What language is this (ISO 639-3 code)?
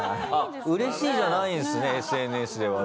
jpn